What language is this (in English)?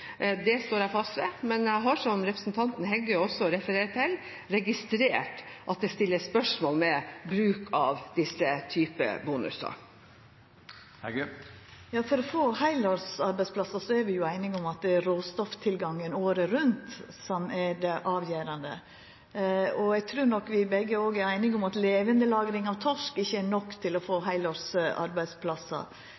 Norwegian